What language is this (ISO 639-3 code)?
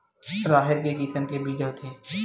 hne